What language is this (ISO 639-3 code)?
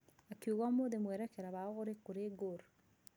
kik